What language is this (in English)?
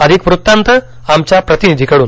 Marathi